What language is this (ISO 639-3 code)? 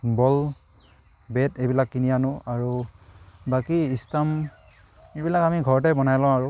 asm